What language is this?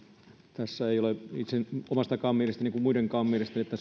Finnish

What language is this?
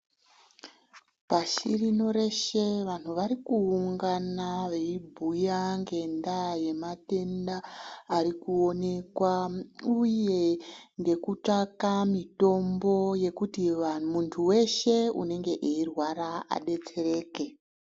Ndau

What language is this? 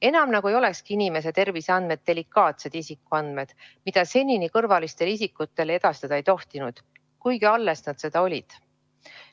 Estonian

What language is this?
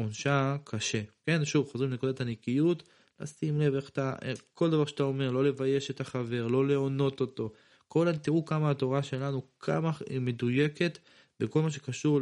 Hebrew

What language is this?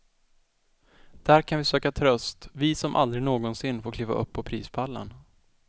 Swedish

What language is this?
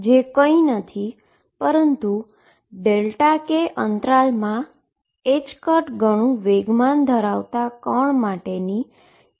Gujarati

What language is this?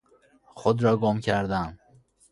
Persian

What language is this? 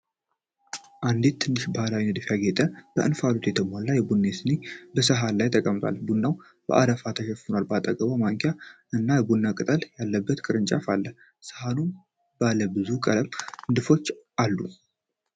Amharic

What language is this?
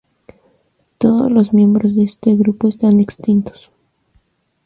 Spanish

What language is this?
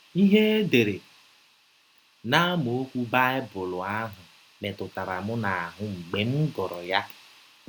Igbo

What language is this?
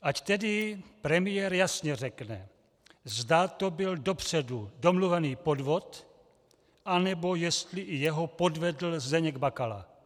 Czech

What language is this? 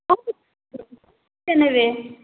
Odia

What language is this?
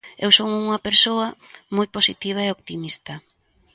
Galician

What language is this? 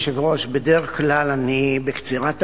Hebrew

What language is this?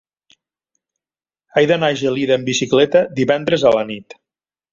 Catalan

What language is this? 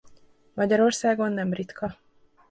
Hungarian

